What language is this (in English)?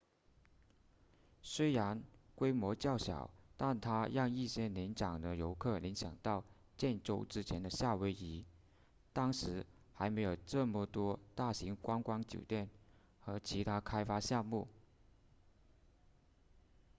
Chinese